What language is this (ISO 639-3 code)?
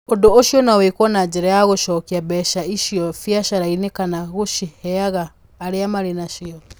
kik